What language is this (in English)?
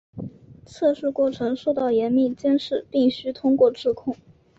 Chinese